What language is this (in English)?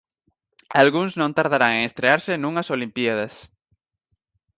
Galician